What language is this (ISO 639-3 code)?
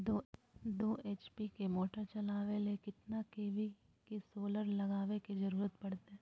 mag